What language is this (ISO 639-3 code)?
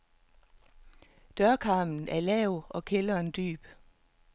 dan